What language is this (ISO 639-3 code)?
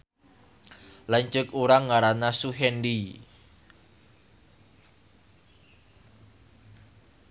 sun